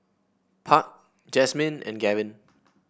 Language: English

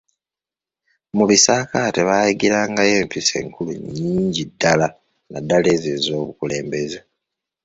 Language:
Ganda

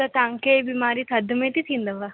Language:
Sindhi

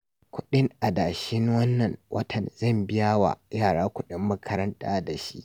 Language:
Hausa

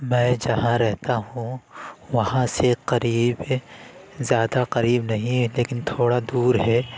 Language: Urdu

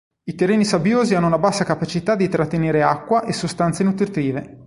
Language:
Italian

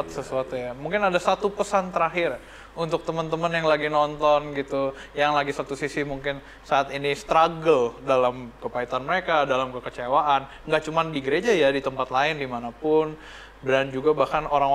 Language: Indonesian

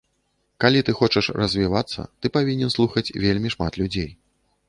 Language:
Belarusian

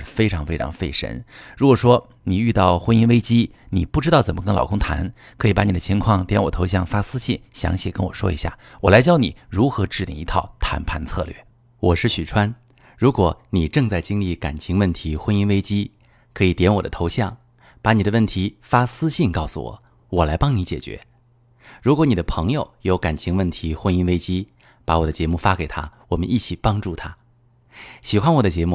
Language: Chinese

